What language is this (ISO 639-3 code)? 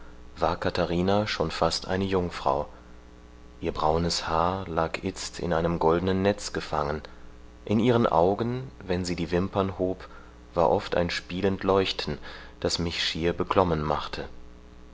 deu